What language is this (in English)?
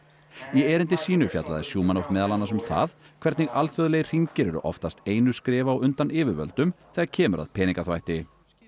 Icelandic